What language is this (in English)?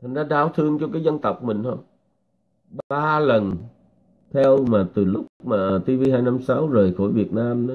Vietnamese